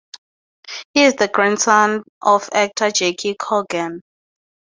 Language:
English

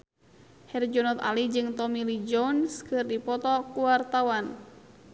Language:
Sundanese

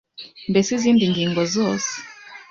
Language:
Kinyarwanda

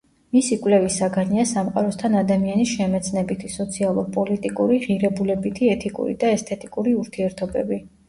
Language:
Georgian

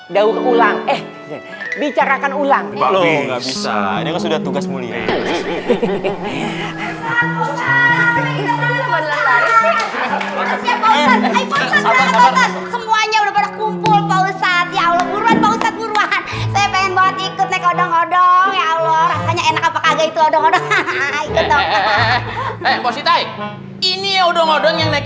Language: Indonesian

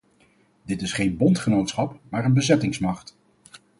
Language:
Dutch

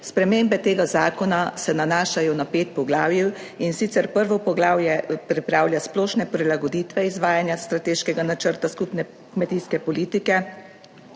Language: Slovenian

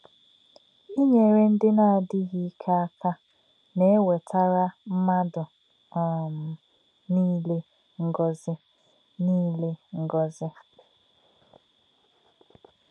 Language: Igbo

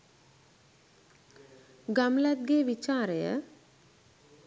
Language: Sinhala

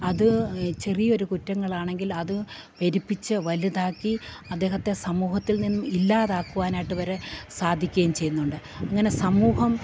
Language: Malayalam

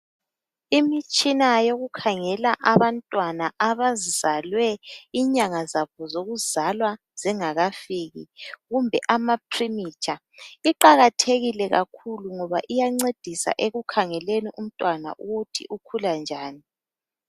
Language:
North Ndebele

